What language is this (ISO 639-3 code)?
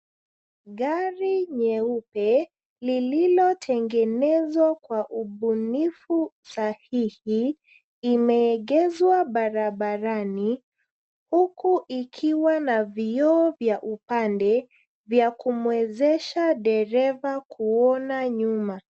swa